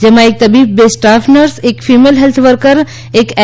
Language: Gujarati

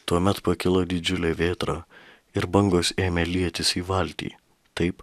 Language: Lithuanian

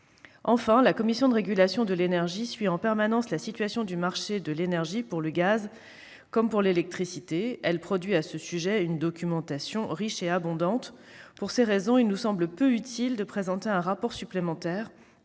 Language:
French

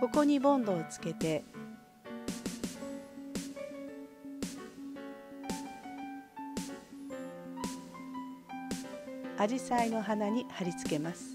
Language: Japanese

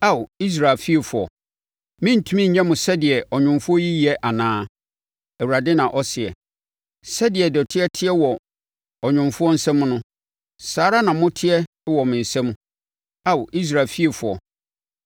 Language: Akan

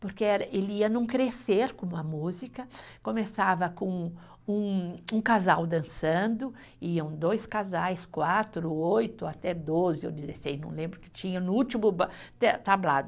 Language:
Portuguese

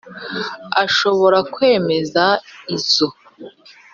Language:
Kinyarwanda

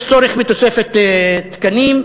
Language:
Hebrew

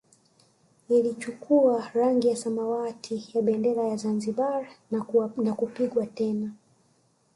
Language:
Swahili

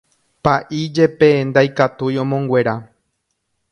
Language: Guarani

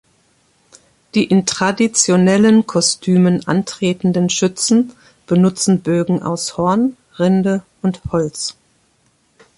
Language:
German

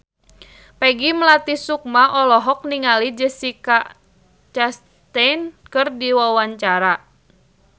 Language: Sundanese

